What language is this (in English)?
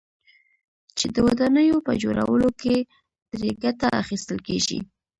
Pashto